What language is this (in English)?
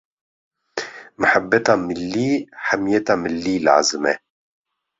Kurdish